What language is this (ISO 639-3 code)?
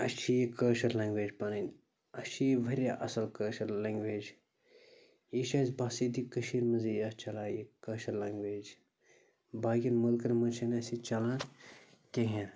kas